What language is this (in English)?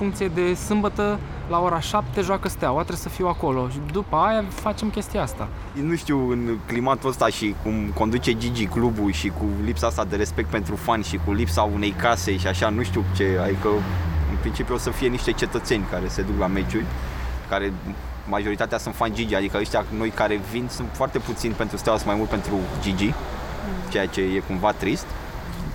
Romanian